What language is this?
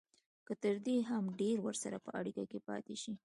Pashto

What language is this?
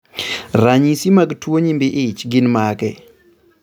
Luo (Kenya and Tanzania)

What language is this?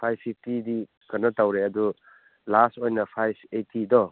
Manipuri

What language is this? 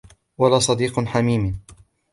Arabic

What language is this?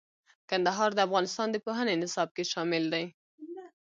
Pashto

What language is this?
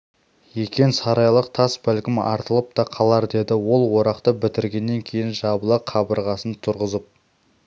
Kazakh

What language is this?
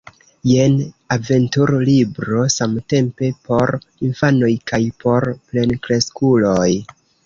Esperanto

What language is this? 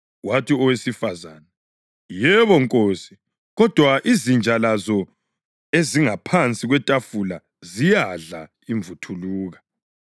North Ndebele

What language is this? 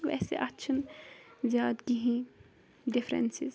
Kashmiri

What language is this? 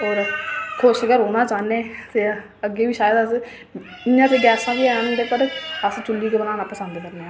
Dogri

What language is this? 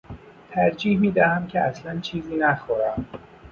Persian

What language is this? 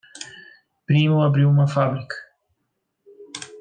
Portuguese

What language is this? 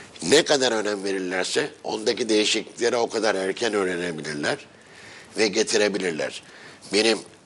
Turkish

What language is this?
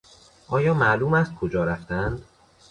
Persian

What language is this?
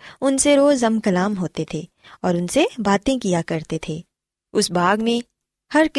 Urdu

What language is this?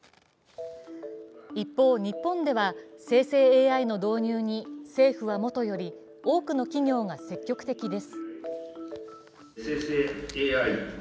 Japanese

